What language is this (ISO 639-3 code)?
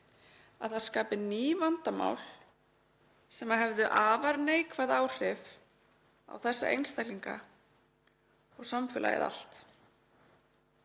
isl